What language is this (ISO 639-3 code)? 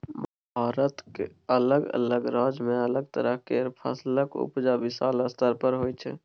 mai